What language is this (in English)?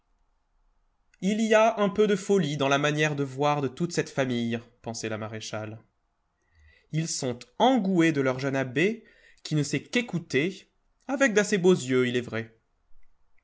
French